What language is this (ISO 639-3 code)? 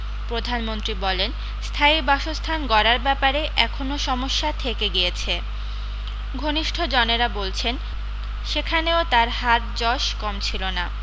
ben